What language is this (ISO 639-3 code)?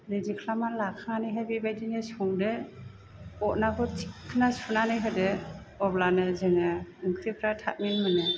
brx